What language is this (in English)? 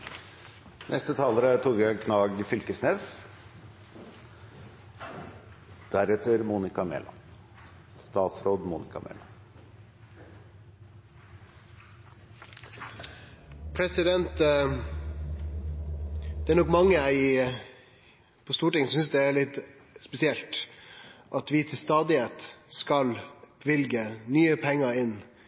Norwegian